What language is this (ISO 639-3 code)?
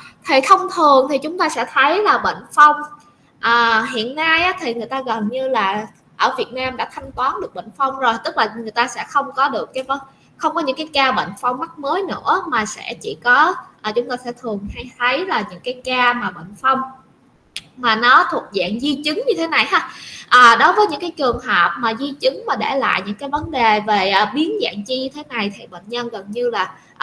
vie